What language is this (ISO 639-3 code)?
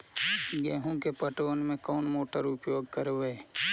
mag